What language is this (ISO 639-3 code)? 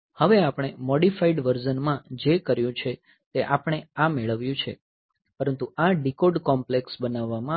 guj